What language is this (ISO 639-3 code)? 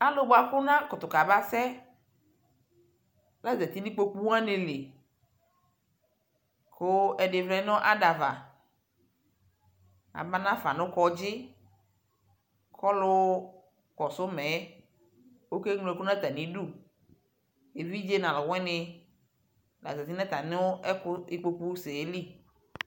kpo